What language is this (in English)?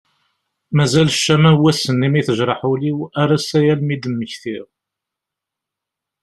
Kabyle